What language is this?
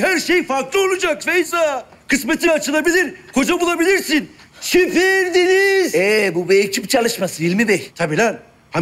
Turkish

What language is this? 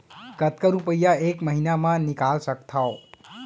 Chhattisgarhi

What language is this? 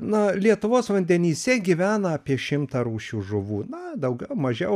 Lithuanian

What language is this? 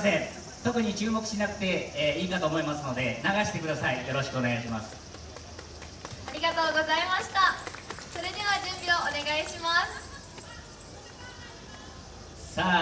Japanese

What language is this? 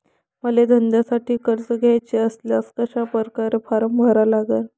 Marathi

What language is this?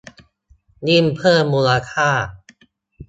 Thai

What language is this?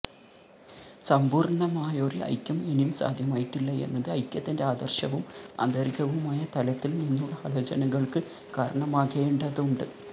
Malayalam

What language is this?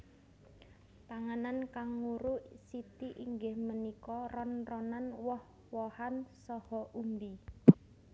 Javanese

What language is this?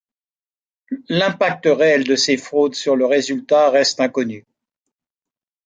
French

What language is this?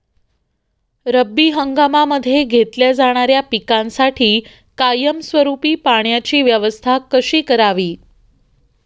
Marathi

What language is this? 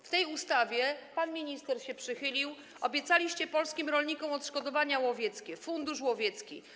Polish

